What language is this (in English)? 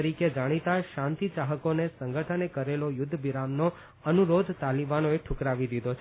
Gujarati